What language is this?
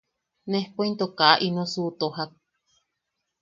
Yaqui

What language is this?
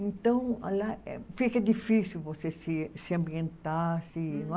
Portuguese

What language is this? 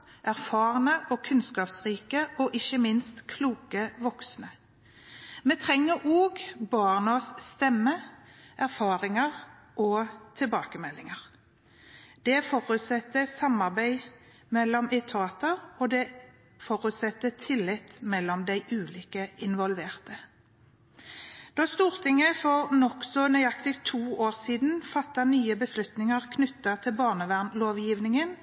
Norwegian Bokmål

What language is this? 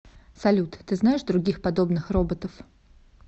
Russian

